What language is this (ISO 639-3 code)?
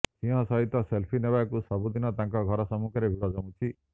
ori